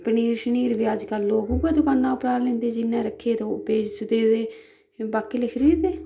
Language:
Dogri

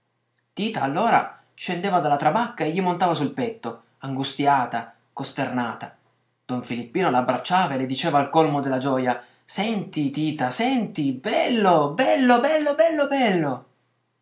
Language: Italian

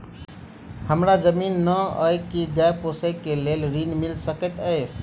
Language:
Maithili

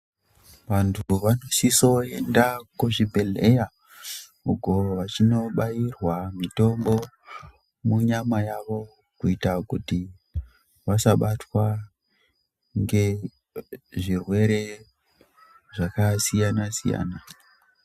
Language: Ndau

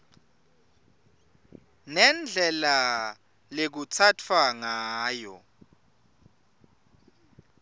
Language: Swati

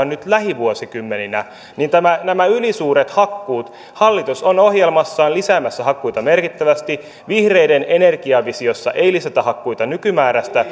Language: Finnish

